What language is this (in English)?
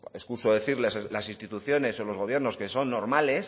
Spanish